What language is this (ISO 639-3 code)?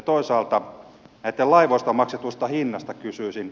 fin